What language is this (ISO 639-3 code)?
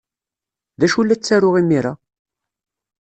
kab